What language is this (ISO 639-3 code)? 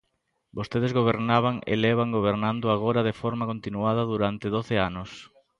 glg